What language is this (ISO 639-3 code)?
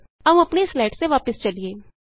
pan